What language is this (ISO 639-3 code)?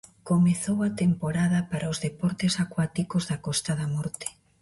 glg